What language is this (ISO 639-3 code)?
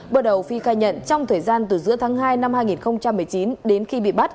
vie